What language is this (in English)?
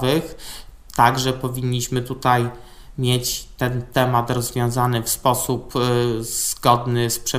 Polish